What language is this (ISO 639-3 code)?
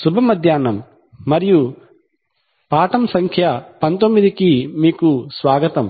tel